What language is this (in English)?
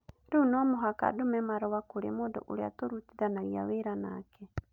Kikuyu